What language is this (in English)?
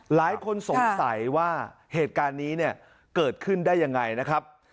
Thai